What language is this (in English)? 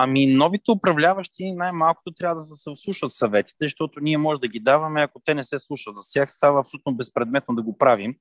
Bulgarian